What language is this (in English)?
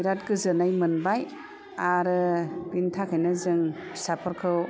Bodo